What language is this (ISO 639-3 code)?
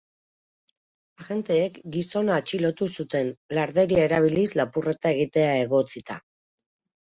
eus